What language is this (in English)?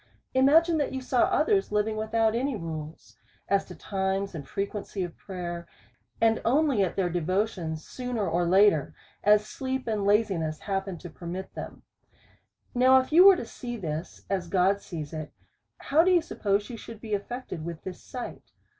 English